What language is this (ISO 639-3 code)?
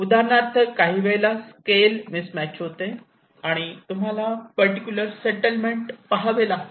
mar